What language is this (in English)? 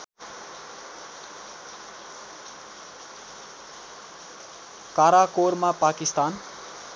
Nepali